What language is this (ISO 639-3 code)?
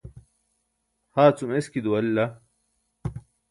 bsk